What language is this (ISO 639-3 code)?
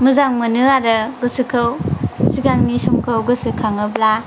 brx